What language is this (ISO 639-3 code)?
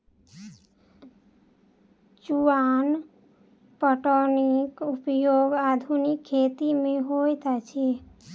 mai